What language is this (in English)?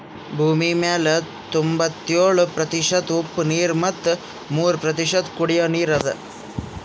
Kannada